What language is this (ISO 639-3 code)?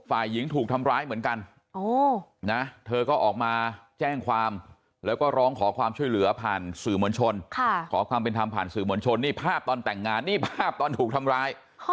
tha